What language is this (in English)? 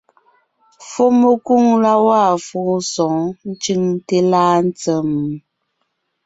Ngiemboon